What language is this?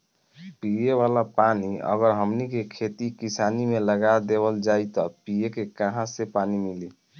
Bhojpuri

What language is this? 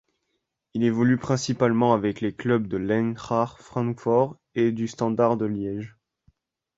French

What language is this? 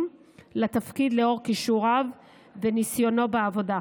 Hebrew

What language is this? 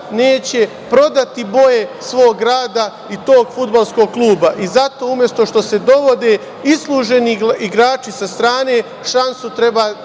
Serbian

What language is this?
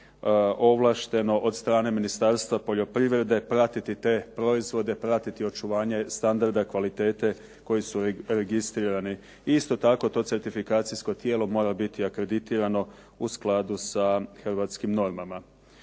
Croatian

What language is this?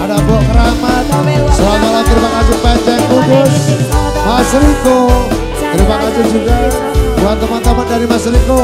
Indonesian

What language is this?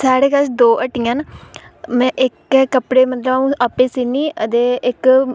Dogri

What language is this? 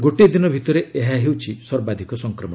Odia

